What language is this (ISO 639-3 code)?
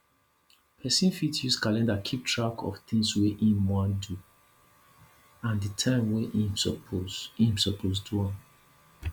pcm